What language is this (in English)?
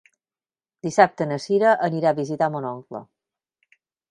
Catalan